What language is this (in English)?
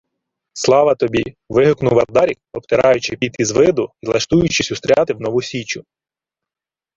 Ukrainian